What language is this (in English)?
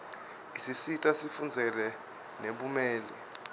Swati